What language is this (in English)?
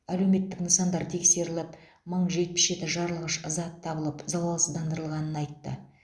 Kazakh